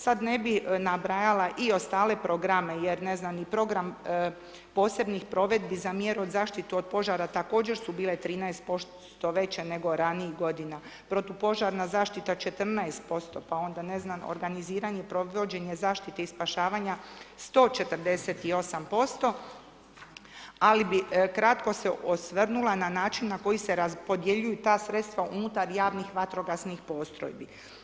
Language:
Croatian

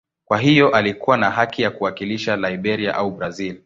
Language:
Swahili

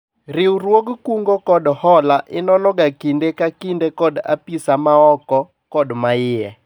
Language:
Luo (Kenya and Tanzania)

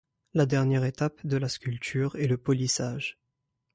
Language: French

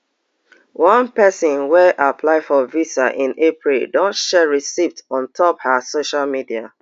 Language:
Nigerian Pidgin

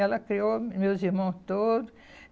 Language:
Portuguese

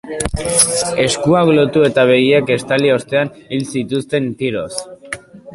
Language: Basque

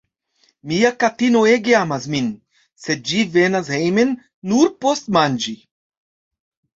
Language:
Esperanto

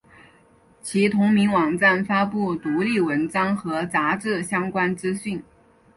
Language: Chinese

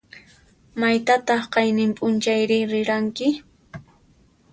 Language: Puno Quechua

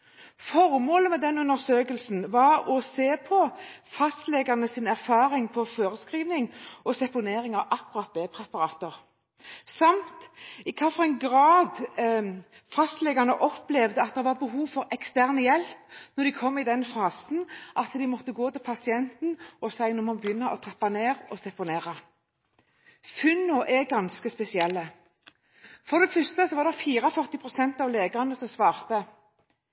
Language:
Norwegian Bokmål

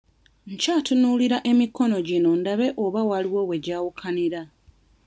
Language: Ganda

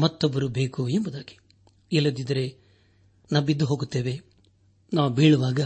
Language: Kannada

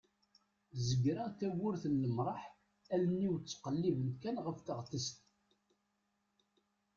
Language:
Kabyle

